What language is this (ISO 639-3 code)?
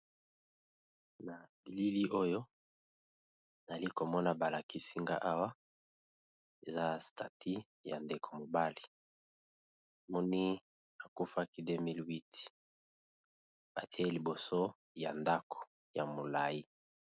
lin